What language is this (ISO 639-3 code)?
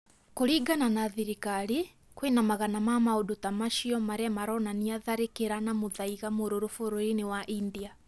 kik